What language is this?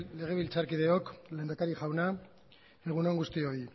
Basque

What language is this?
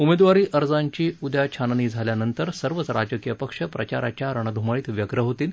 Marathi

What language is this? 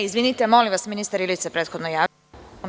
Serbian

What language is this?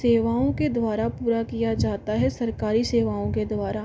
Hindi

